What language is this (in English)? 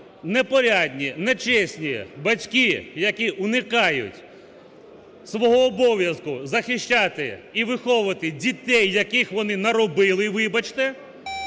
Ukrainian